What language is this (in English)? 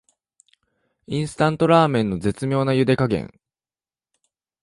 Japanese